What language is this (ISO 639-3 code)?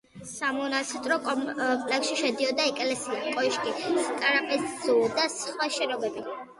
kat